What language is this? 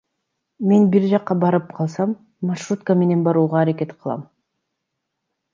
Kyrgyz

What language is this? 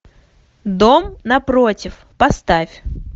Russian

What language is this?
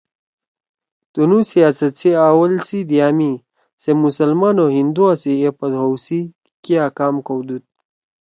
Torwali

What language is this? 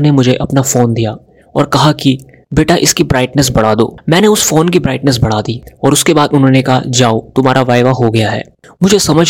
Hindi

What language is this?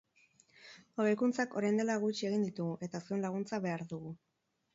Basque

